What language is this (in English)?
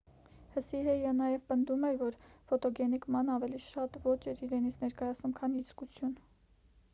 Armenian